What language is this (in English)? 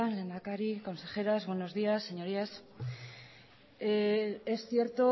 Spanish